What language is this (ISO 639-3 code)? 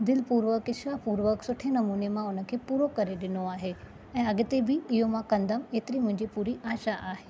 snd